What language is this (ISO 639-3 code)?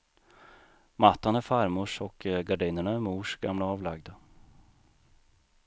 swe